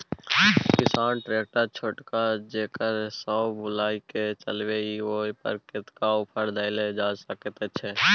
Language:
Maithili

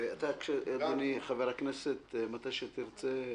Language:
Hebrew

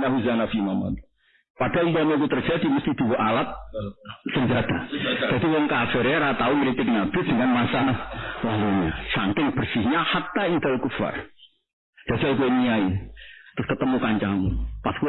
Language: Indonesian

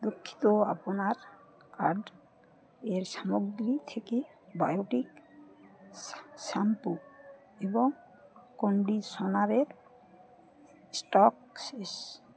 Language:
Bangla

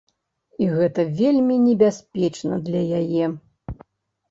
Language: Belarusian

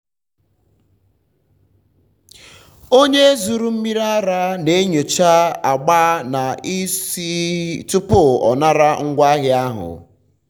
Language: Igbo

